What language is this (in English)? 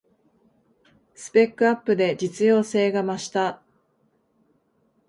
Japanese